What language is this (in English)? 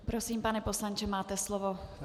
Czech